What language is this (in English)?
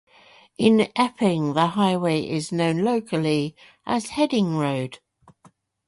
English